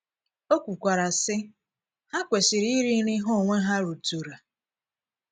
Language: Igbo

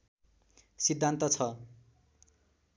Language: Nepali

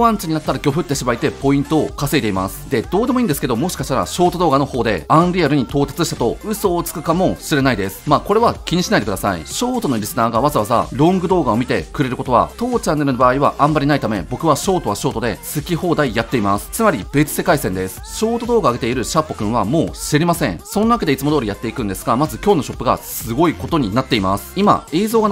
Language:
Japanese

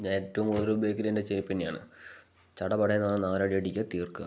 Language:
Malayalam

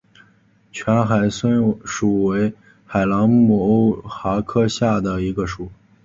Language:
Chinese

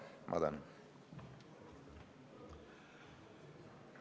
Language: Estonian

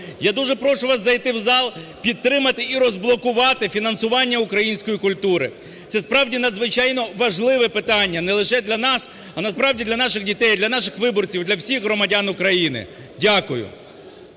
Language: Ukrainian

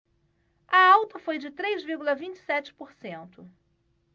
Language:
Portuguese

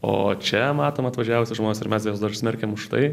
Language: Lithuanian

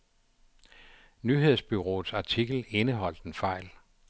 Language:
Danish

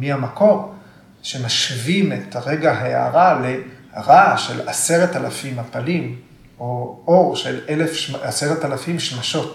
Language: Hebrew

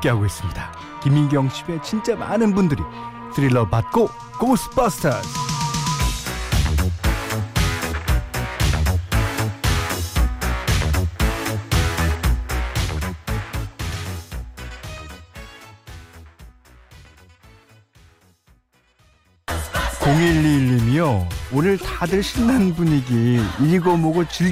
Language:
Korean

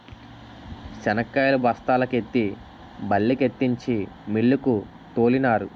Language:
Telugu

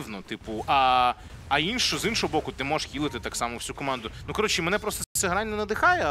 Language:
Ukrainian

